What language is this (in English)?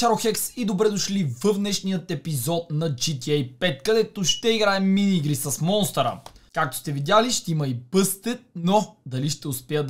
Bulgarian